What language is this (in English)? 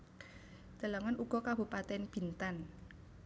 Javanese